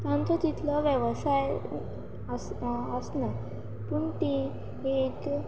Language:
Konkani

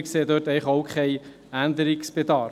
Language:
Swiss German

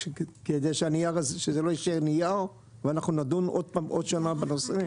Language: Hebrew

